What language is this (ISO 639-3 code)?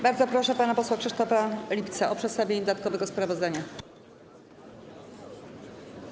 pol